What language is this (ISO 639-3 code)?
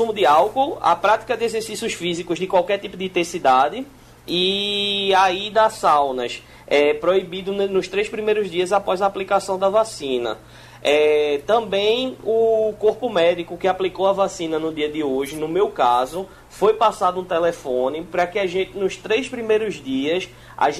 por